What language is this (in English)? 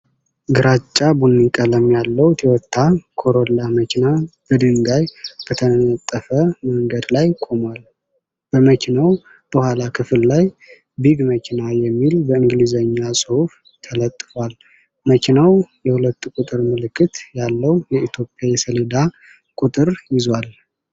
Amharic